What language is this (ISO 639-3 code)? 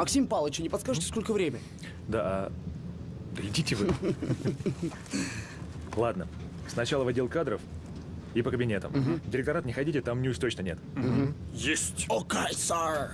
rus